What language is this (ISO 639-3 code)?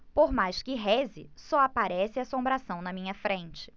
por